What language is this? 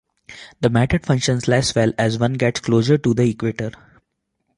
English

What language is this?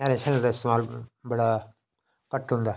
Dogri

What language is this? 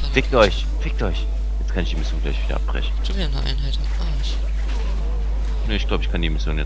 German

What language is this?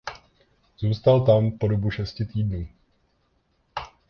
Czech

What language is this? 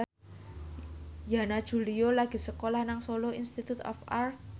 Javanese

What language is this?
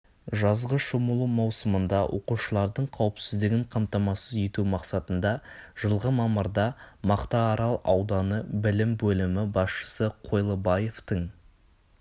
Kazakh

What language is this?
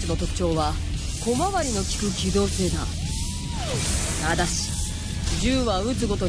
Japanese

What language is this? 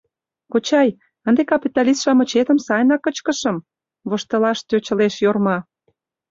Mari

